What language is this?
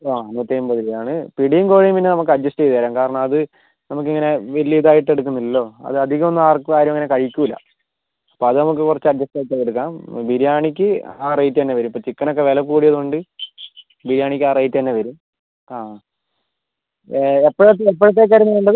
Malayalam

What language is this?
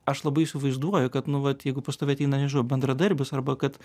Lithuanian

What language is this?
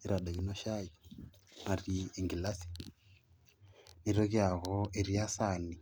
Masai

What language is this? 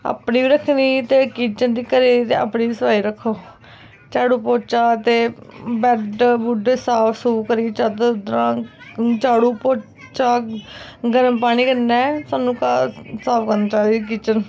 Dogri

